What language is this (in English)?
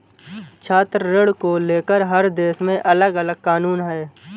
Hindi